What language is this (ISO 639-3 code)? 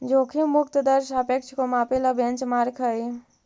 mag